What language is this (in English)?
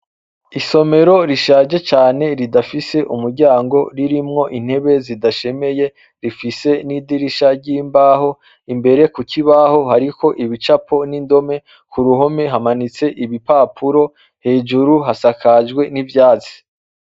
Rundi